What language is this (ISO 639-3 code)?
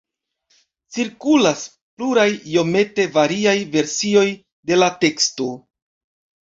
epo